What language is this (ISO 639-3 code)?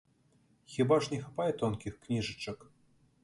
bel